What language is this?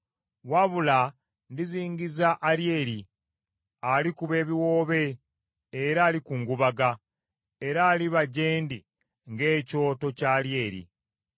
Ganda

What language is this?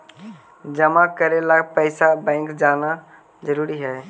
Magahi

